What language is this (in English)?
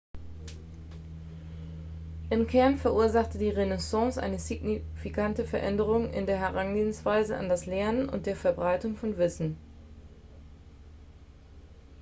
German